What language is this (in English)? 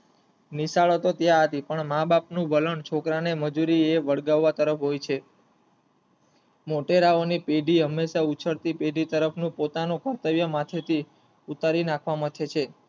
Gujarati